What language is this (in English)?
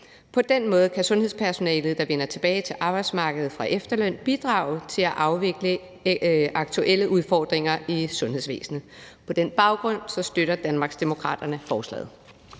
Danish